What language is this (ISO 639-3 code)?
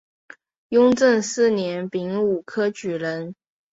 zho